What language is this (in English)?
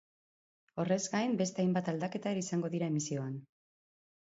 Basque